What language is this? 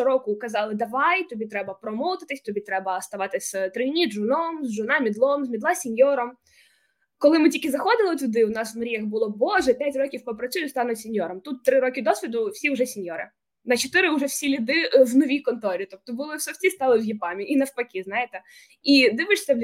Ukrainian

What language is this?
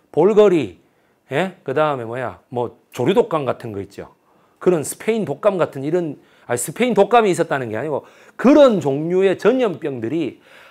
Korean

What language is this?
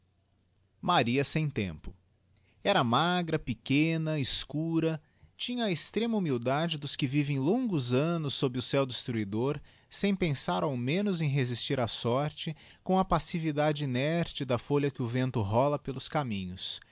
Portuguese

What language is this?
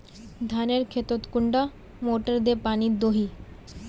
Magahi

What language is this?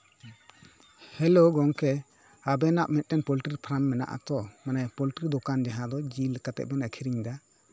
Santali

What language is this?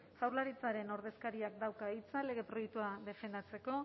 Basque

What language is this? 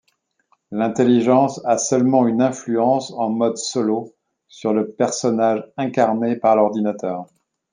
French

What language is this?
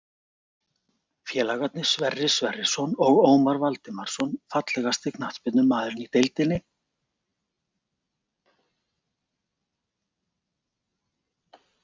Icelandic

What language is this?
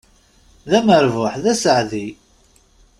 Kabyle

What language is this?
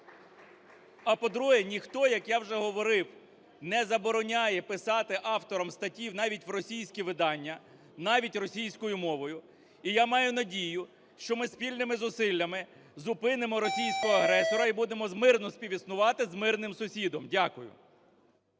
Ukrainian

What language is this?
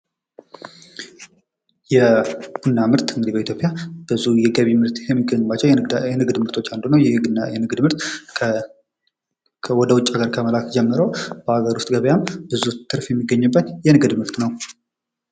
Amharic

